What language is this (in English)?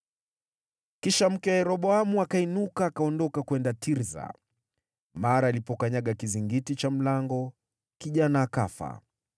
Swahili